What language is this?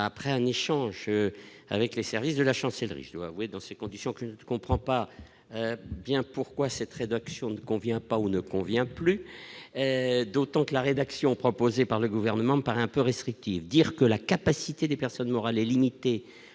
French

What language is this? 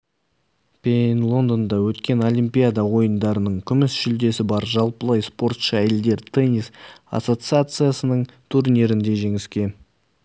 Kazakh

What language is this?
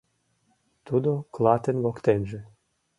Mari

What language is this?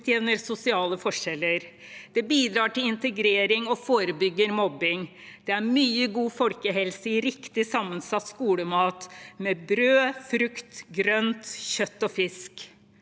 Norwegian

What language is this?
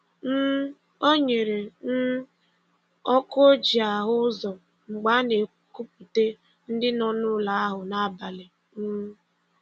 Igbo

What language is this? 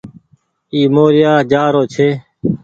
Goaria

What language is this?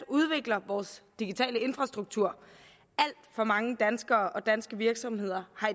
Danish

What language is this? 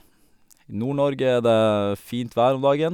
Norwegian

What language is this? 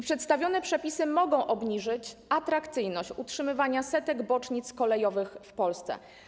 Polish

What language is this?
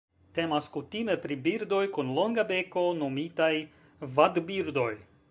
Esperanto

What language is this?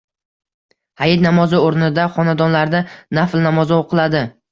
Uzbek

